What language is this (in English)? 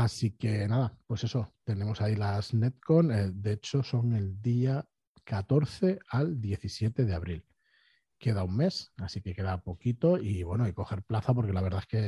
Spanish